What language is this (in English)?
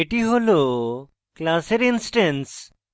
Bangla